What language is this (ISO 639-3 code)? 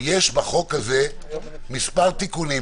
heb